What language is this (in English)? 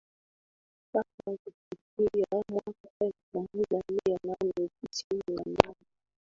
Swahili